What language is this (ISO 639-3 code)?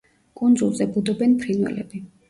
kat